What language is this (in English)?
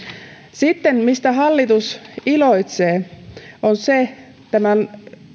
Finnish